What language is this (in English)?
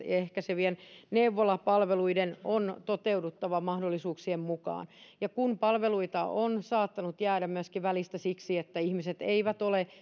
Finnish